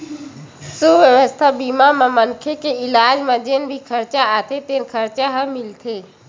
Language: Chhattisgarhi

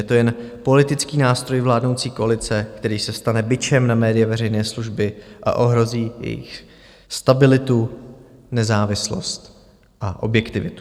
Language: Czech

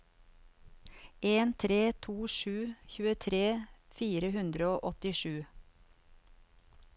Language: Norwegian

